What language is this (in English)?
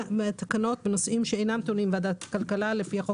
Hebrew